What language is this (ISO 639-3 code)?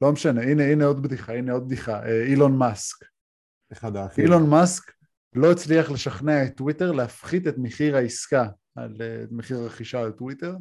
heb